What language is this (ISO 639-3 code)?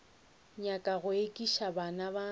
nso